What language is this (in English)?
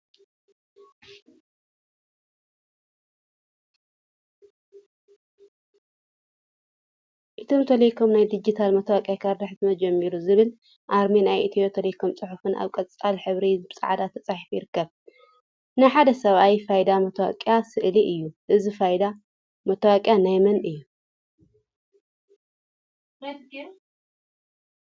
Tigrinya